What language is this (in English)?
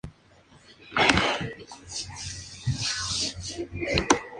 Spanish